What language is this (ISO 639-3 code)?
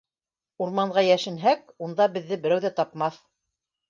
bak